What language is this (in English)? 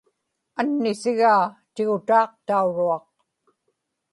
Inupiaq